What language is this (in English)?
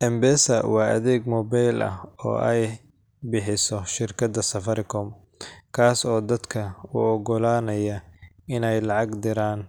Somali